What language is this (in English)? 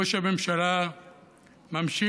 Hebrew